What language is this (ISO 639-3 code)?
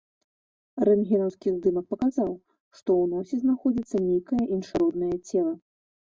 bel